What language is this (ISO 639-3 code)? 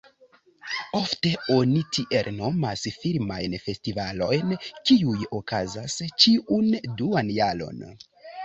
epo